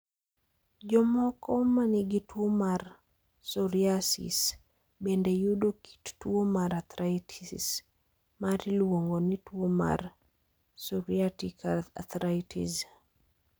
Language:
Luo (Kenya and Tanzania)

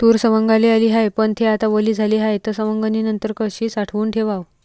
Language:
Marathi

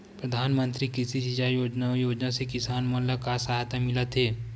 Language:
Chhattisgarhi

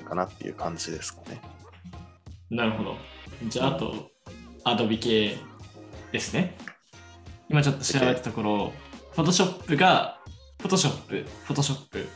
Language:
Japanese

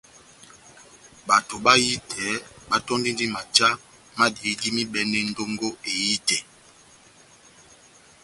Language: Batanga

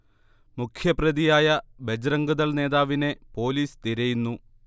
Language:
Malayalam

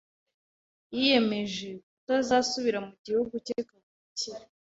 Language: Kinyarwanda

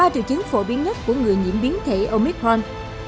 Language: Vietnamese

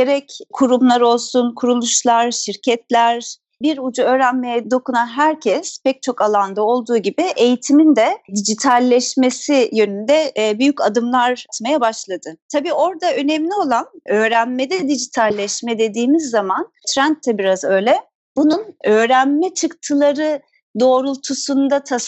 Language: Turkish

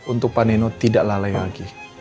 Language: Indonesian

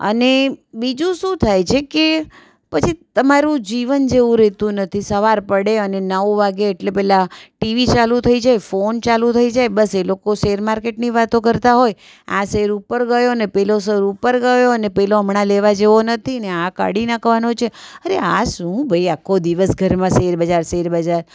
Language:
Gujarati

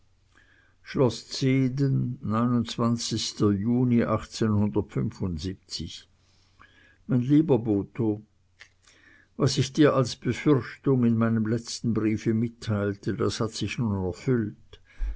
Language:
German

